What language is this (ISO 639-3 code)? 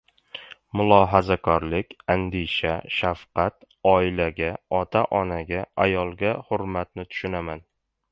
uzb